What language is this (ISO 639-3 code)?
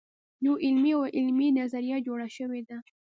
pus